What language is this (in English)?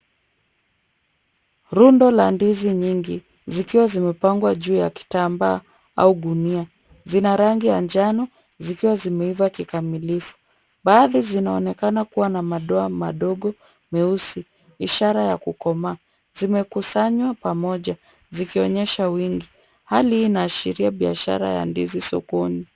Swahili